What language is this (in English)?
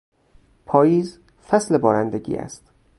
Persian